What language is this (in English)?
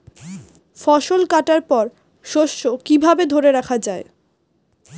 Bangla